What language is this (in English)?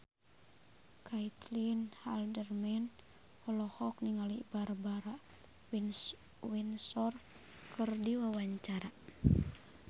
Sundanese